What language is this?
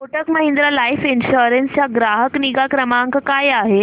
Marathi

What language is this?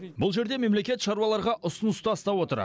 Kazakh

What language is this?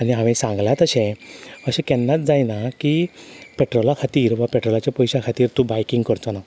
Konkani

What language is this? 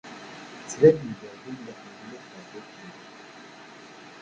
Kabyle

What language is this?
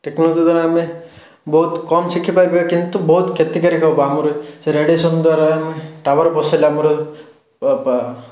Odia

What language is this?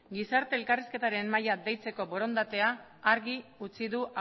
Basque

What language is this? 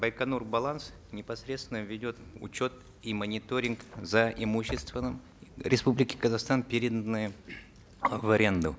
Kazakh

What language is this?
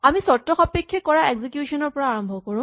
Assamese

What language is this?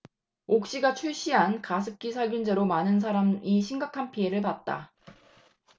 Korean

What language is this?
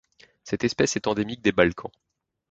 French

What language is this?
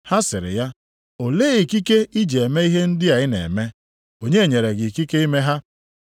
Igbo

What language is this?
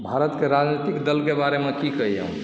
Maithili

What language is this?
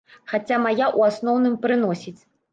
Belarusian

